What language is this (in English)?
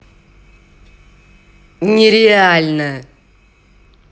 Russian